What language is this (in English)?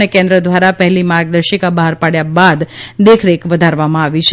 Gujarati